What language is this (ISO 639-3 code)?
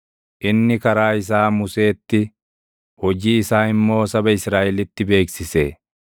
orm